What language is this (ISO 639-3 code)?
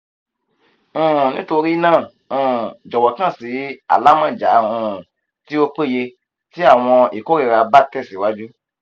yor